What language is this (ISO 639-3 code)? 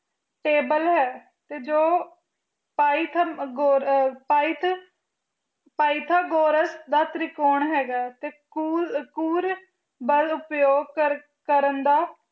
pan